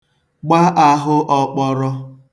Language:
Igbo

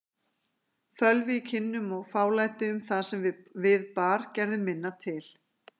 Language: Icelandic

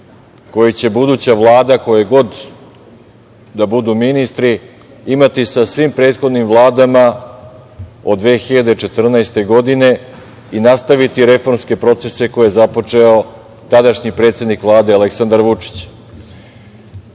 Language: Serbian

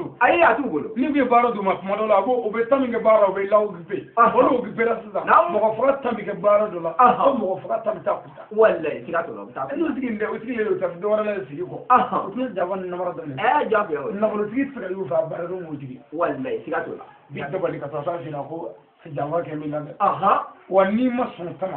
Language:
Arabic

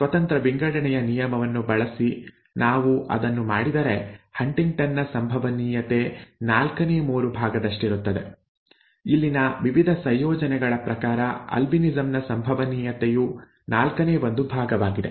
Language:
Kannada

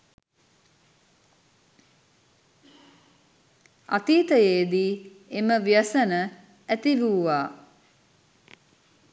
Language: Sinhala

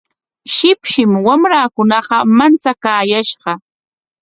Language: Corongo Ancash Quechua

